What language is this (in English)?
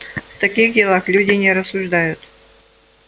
Russian